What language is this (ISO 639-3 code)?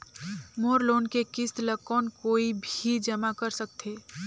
hne